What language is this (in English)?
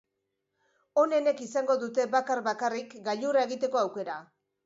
Basque